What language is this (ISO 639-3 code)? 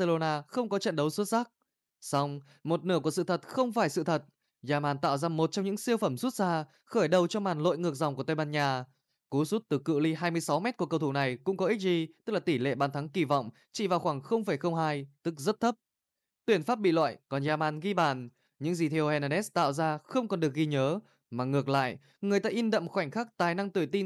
vie